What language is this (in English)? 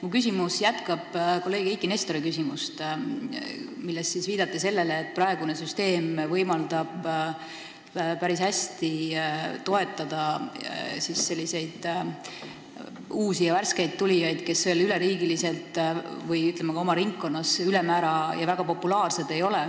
Estonian